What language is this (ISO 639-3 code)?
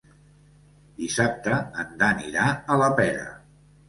cat